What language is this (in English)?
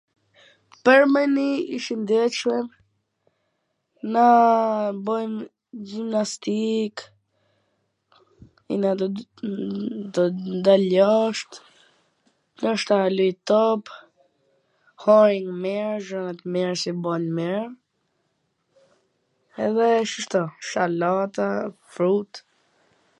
Gheg Albanian